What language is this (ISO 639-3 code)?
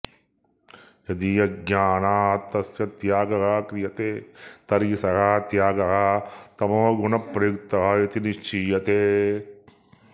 san